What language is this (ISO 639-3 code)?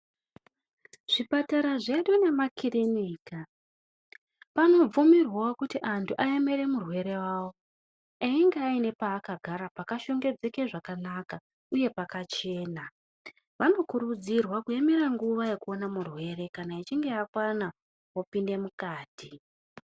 ndc